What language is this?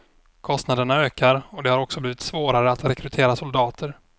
Swedish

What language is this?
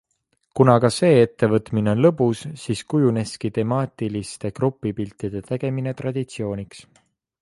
Estonian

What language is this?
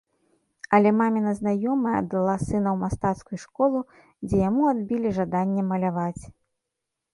Belarusian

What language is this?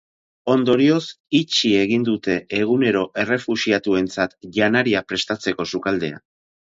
Basque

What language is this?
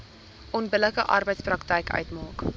Afrikaans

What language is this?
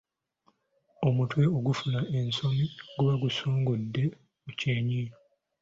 Ganda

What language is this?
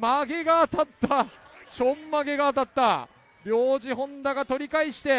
Japanese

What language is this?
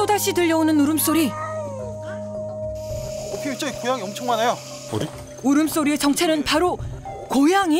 Korean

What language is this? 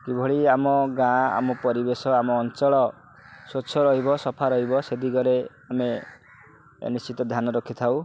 Odia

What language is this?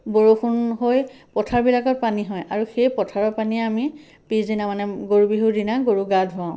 Assamese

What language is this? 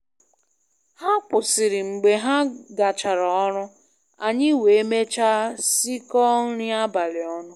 Igbo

